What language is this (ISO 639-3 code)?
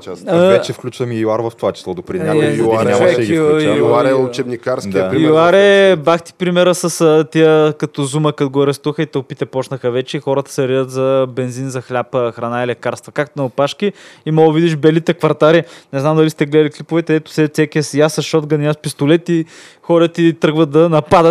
bul